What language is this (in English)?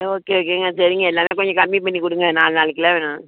Tamil